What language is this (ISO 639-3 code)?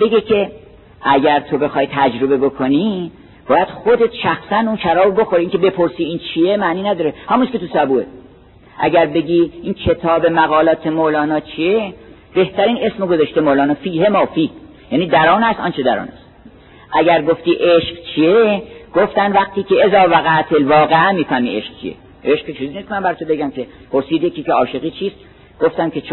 fas